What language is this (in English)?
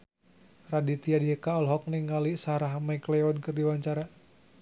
Sundanese